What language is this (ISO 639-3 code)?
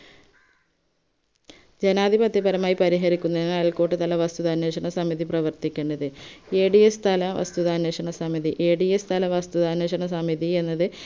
mal